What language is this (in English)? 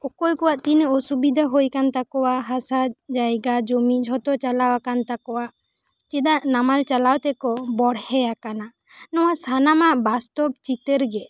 Santali